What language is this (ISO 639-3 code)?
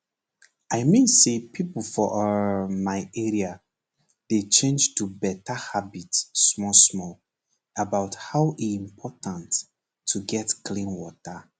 pcm